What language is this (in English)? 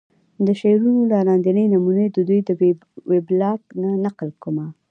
Pashto